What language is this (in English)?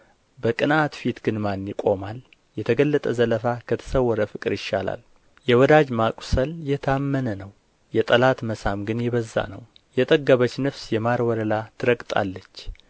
Amharic